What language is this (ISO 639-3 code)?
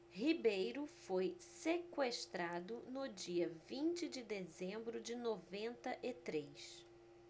por